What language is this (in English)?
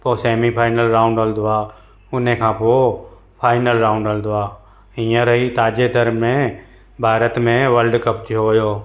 Sindhi